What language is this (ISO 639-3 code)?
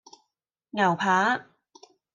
yue